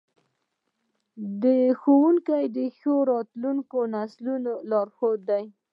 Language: Pashto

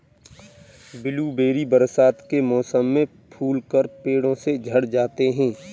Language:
Hindi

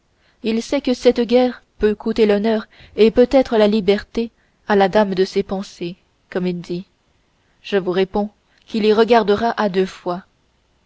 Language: French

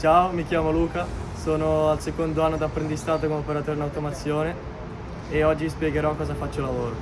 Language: Italian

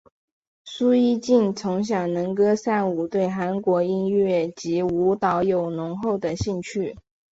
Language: Chinese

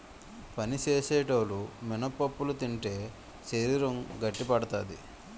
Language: Telugu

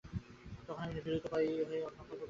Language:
Bangla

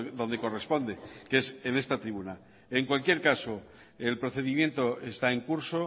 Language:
Spanish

